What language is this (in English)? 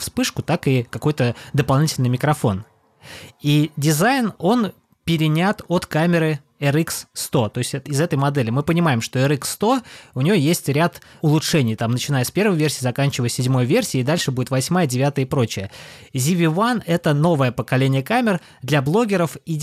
Russian